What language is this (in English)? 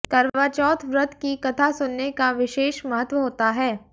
Hindi